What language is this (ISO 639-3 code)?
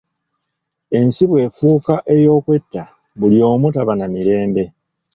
lug